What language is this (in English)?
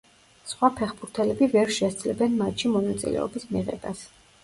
Georgian